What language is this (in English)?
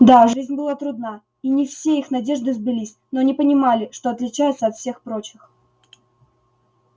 Russian